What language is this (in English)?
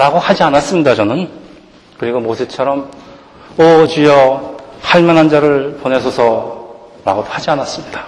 Korean